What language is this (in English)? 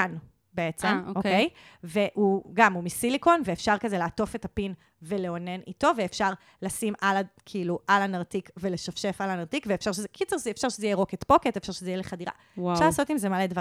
Hebrew